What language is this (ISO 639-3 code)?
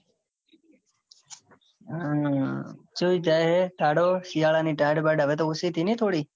guj